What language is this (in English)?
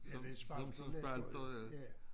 Danish